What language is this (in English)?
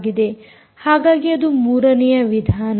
Kannada